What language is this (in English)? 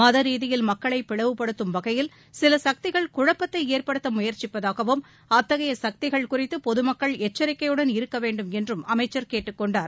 Tamil